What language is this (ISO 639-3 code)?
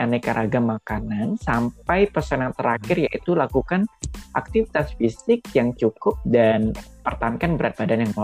ind